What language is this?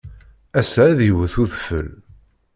Kabyle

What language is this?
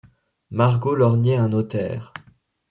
French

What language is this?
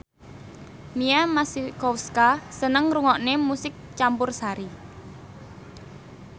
Javanese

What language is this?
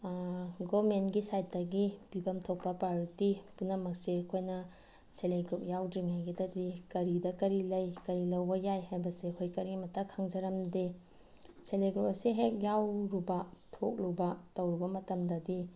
Manipuri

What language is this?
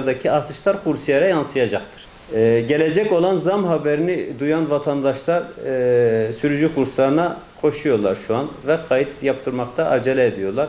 Turkish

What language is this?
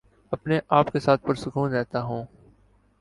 Urdu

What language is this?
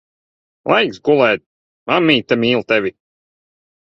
Latvian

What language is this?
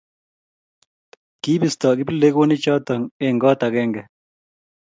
Kalenjin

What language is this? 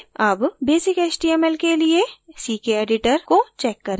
Hindi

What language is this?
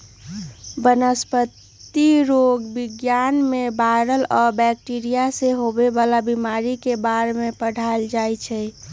Magahi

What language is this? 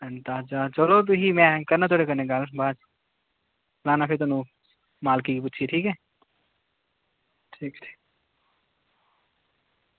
Dogri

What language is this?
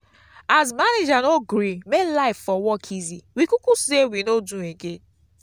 Nigerian Pidgin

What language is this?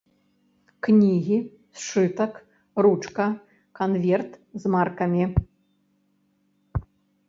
Belarusian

